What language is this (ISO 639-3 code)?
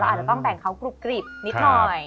tha